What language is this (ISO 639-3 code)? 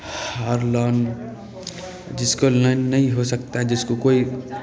mai